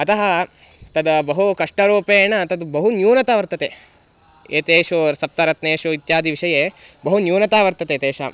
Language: Sanskrit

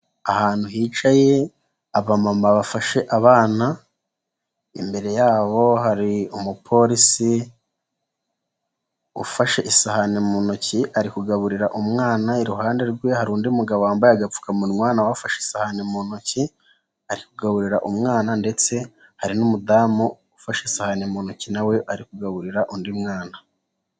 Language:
Kinyarwanda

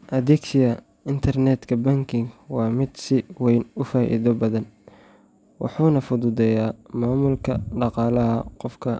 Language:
Somali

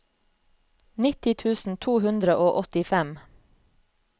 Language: Norwegian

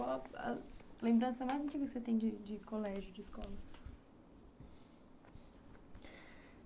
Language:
Portuguese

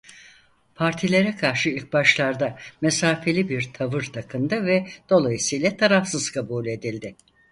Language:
Turkish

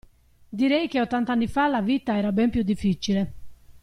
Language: Italian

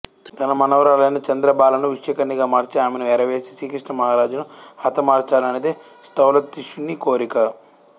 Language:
Telugu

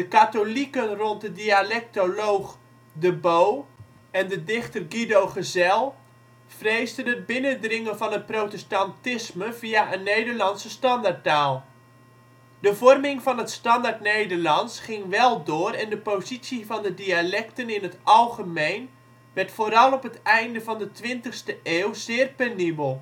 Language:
Dutch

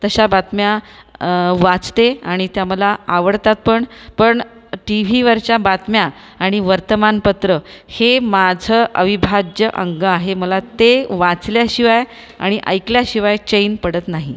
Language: Marathi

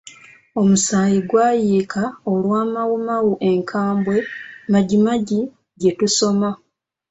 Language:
Ganda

